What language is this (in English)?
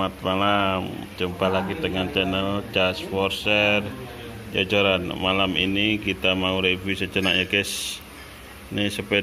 Indonesian